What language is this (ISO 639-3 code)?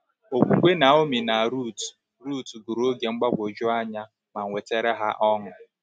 ibo